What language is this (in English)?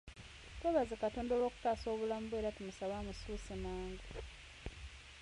Ganda